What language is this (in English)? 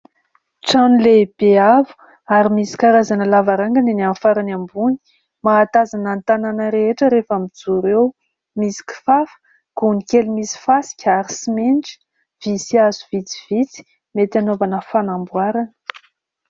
Malagasy